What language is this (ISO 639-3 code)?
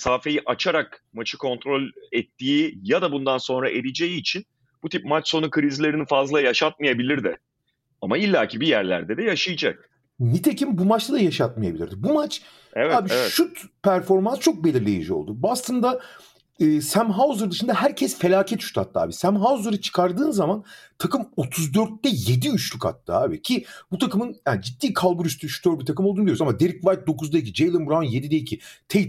tur